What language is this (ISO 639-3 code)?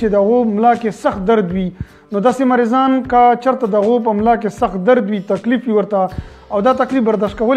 ron